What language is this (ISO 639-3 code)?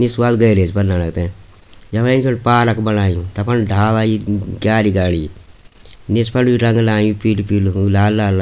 gbm